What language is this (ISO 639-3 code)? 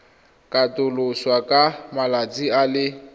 tsn